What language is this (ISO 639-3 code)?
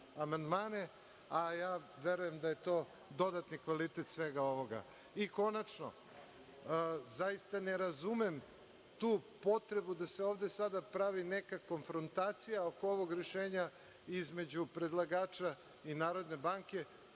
srp